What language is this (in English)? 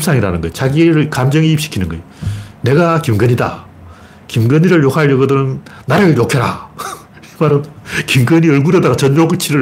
Korean